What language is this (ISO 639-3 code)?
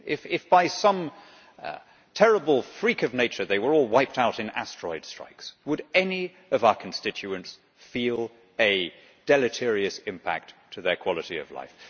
eng